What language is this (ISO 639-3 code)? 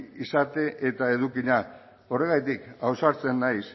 eus